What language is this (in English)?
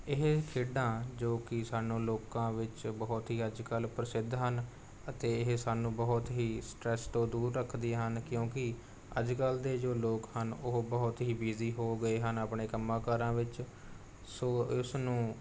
Punjabi